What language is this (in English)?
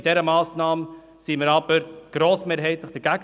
Swiss German